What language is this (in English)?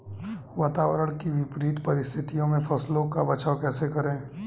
Hindi